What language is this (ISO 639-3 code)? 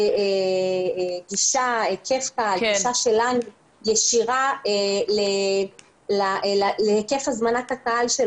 heb